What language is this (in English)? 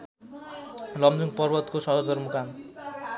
Nepali